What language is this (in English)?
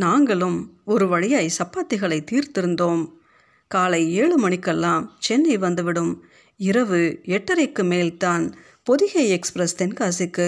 Tamil